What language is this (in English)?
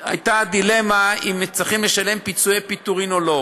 Hebrew